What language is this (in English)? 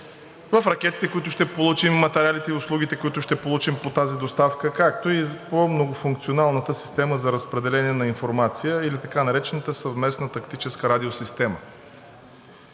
Bulgarian